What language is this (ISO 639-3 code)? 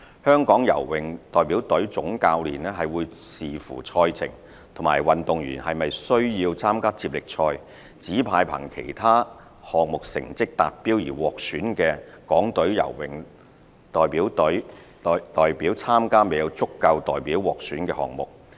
yue